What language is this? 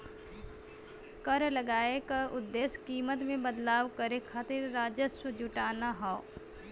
Bhojpuri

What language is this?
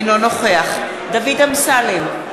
Hebrew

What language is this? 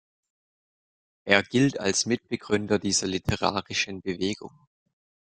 German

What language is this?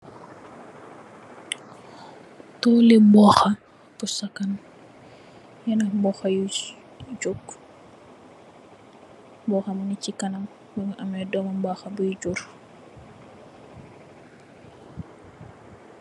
Wolof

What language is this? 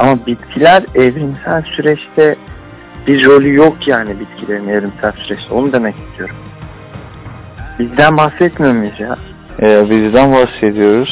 Turkish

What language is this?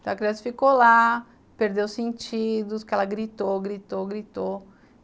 Portuguese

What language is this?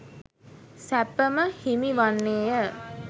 Sinhala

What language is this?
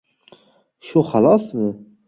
Uzbek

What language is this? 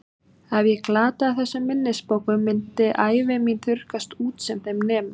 Icelandic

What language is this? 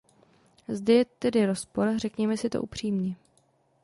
Czech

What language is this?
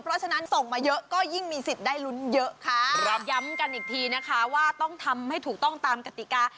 Thai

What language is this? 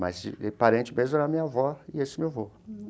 Portuguese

